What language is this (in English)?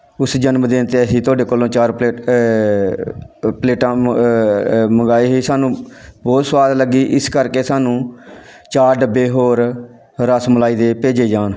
Punjabi